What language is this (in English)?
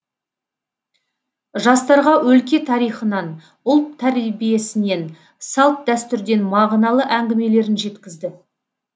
Kazakh